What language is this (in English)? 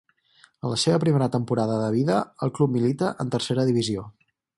Catalan